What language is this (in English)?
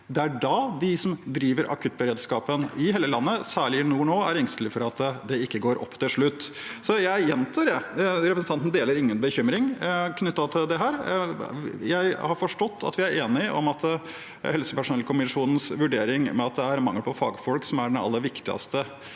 Norwegian